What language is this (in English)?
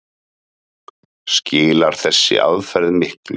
Icelandic